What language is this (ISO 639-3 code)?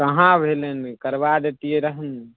mai